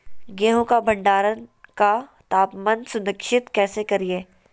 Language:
Magahi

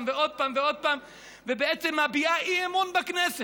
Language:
Hebrew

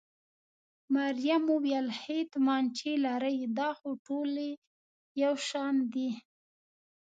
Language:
Pashto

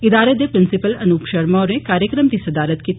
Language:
Dogri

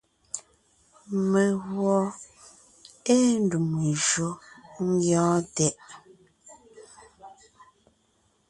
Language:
Ngiemboon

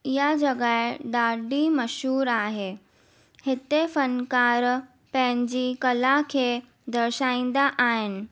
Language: Sindhi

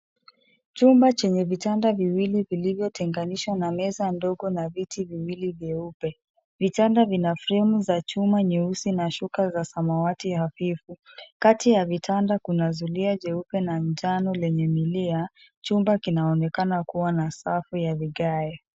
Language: Swahili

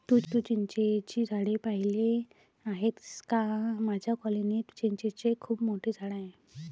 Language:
Marathi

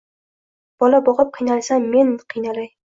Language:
Uzbek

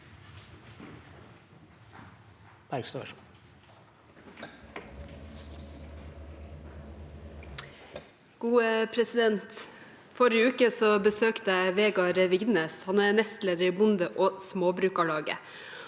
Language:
Norwegian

